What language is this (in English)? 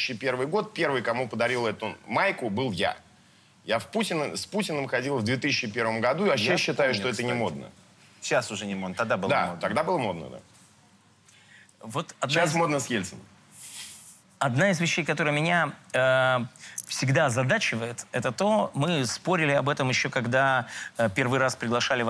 Russian